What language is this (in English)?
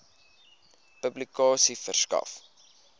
Afrikaans